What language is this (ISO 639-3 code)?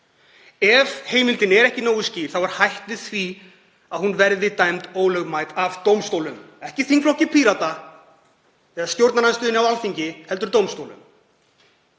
isl